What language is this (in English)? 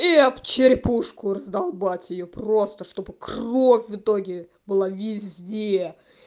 Russian